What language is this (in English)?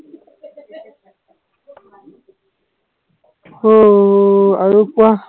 Assamese